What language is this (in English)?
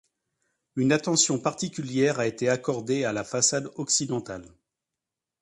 French